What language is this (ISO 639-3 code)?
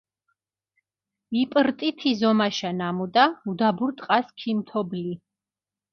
xmf